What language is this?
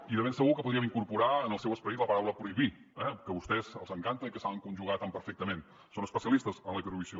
Catalan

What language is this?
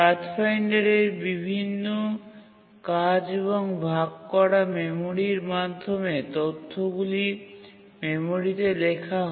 Bangla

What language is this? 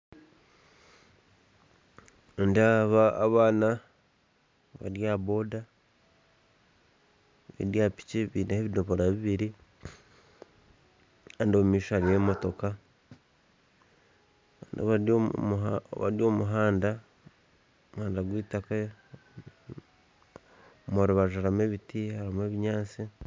Nyankole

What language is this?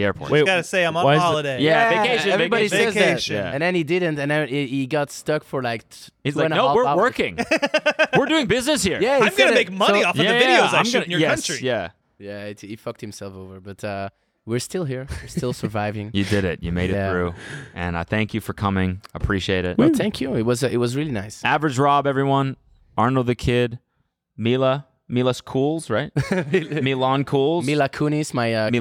English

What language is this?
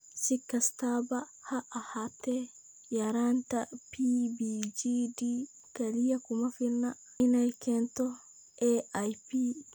Somali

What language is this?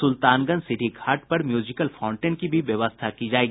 Hindi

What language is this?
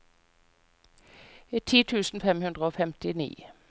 Norwegian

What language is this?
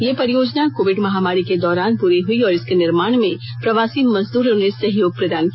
Hindi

